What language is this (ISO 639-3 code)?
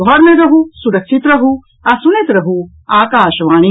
mai